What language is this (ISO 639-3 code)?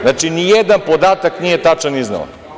srp